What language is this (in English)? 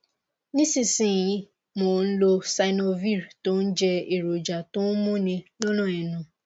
Yoruba